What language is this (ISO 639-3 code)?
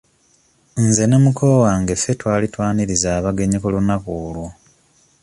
lug